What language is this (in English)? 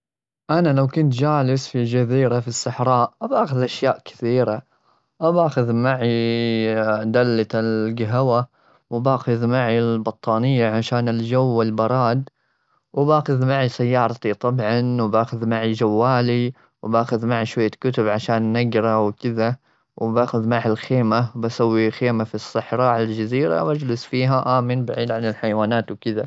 Gulf Arabic